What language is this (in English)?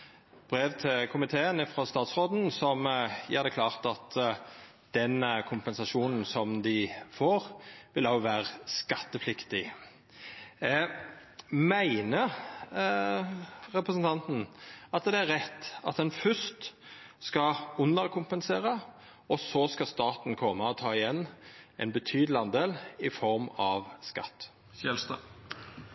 Norwegian Nynorsk